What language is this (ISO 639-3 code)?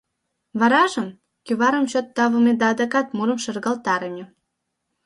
chm